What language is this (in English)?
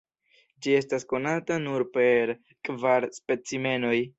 Esperanto